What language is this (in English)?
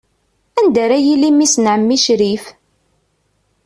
Kabyle